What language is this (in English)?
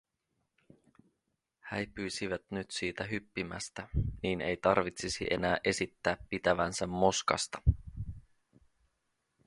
Finnish